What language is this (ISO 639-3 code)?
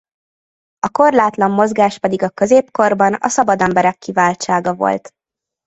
hun